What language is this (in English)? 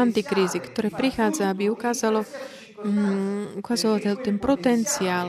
Slovak